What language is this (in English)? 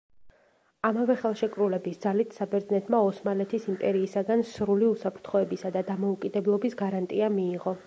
Georgian